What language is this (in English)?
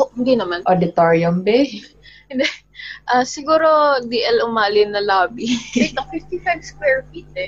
Filipino